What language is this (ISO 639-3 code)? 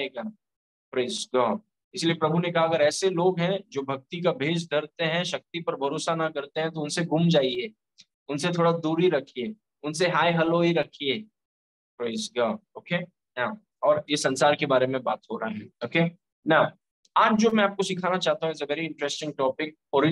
hin